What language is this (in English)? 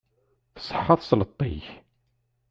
Kabyle